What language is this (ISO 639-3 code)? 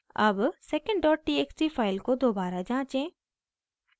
hin